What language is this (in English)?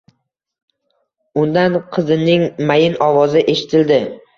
Uzbek